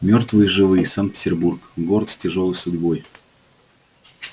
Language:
Russian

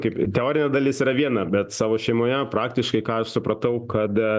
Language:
Lithuanian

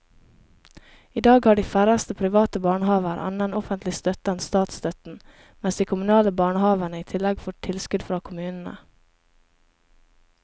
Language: Norwegian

